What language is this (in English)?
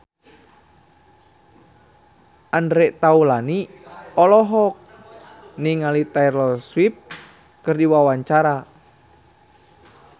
Sundanese